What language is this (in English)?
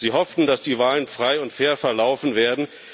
German